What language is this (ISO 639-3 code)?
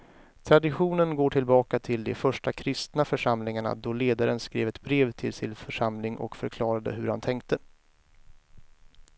swe